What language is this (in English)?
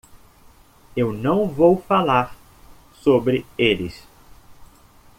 Portuguese